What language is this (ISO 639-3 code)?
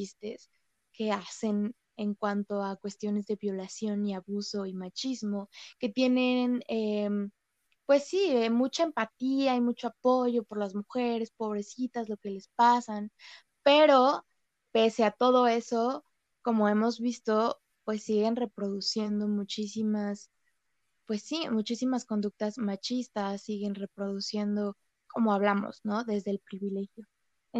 spa